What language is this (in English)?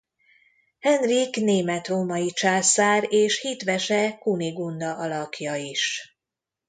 Hungarian